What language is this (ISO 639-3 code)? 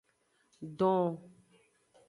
ajg